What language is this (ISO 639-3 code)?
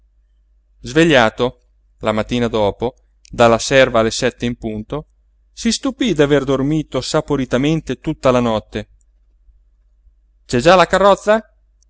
ita